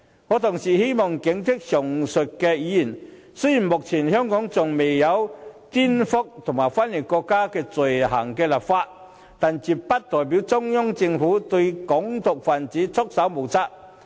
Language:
Cantonese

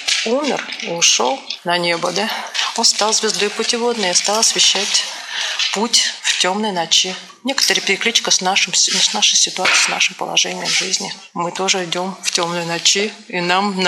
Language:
Russian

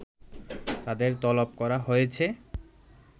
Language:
Bangla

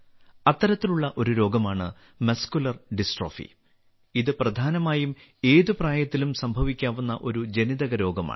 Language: Malayalam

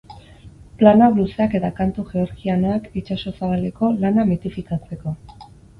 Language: Basque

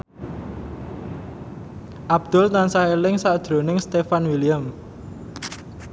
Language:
Javanese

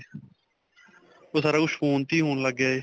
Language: Punjabi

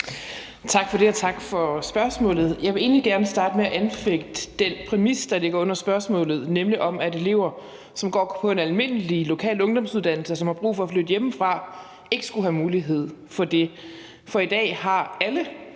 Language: Danish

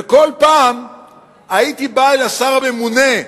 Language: Hebrew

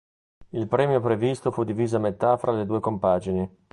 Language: Italian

